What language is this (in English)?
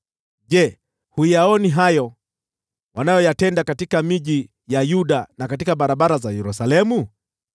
Swahili